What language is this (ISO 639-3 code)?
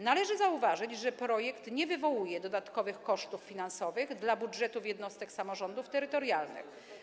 pol